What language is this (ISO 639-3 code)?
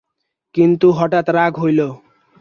ben